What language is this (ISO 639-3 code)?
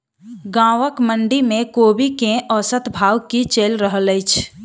mai